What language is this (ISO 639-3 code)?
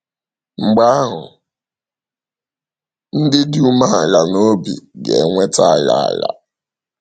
ibo